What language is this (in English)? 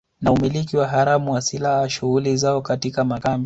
Swahili